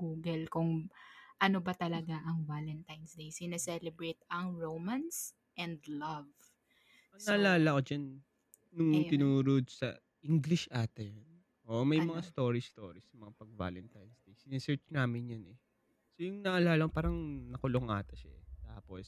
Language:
Filipino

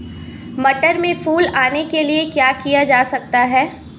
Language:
Hindi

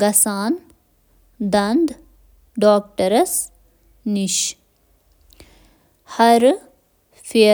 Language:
Kashmiri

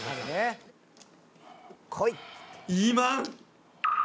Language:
Japanese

